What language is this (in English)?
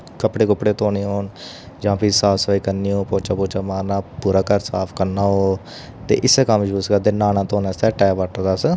Dogri